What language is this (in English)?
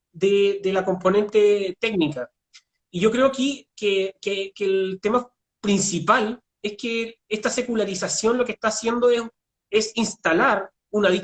Spanish